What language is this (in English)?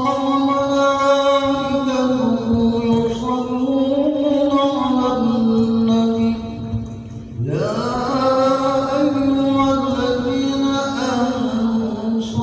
Arabic